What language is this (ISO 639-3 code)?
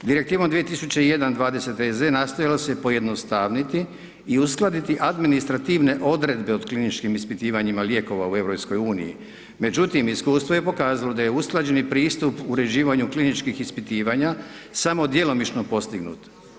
hrv